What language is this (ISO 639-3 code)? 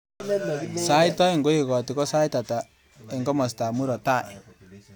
kln